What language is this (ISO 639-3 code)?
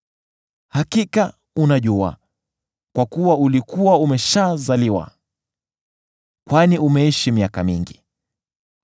swa